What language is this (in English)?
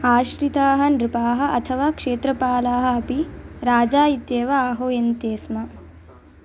Sanskrit